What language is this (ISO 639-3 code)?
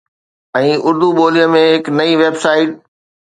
snd